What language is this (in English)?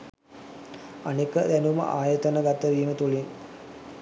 Sinhala